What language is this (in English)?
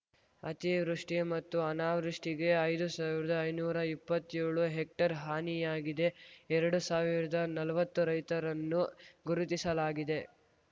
Kannada